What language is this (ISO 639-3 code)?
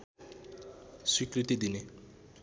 nep